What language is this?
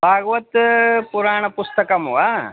Sanskrit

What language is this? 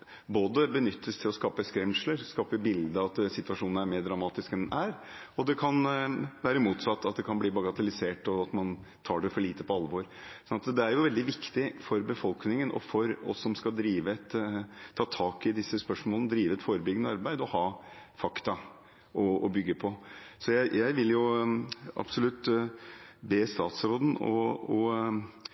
Norwegian Bokmål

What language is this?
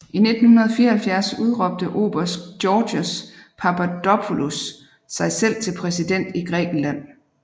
Danish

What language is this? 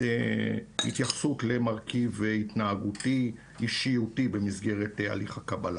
Hebrew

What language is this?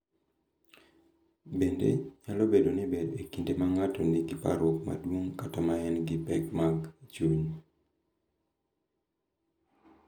Luo (Kenya and Tanzania)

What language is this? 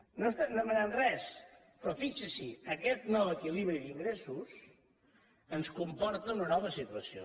Catalan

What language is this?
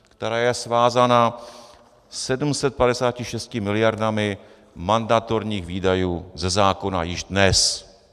Czech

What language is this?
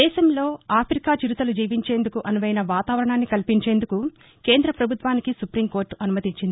Telugu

